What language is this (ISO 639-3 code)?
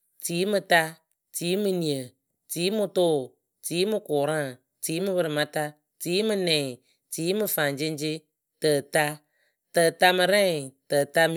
keu